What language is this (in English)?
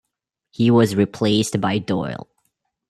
English